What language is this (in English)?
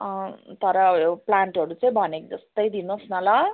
Nepali